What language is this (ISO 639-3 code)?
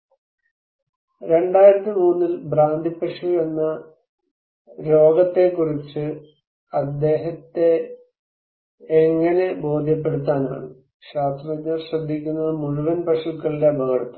mal